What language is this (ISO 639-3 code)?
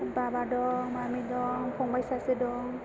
brx